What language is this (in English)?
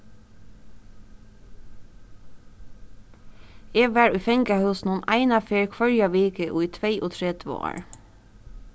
Faroese